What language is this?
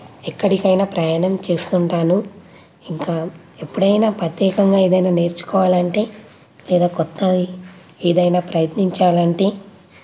Telugu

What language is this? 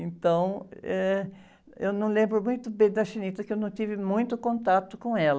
Portuguese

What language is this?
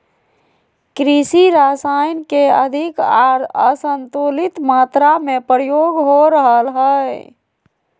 Magahi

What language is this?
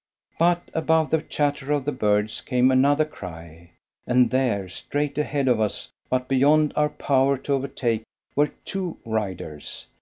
English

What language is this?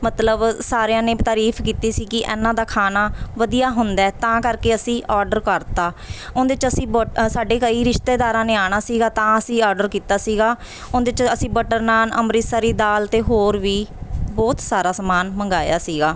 Punjabi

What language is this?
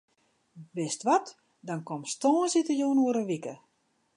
Western Frisian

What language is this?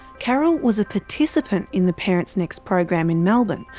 English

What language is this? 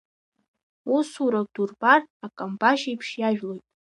Abkhazian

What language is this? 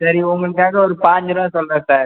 Tamil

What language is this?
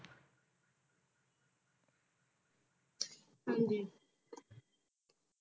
Punjabi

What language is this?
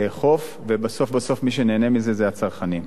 Hebrew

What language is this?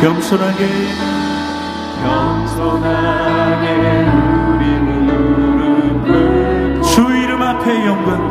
Korean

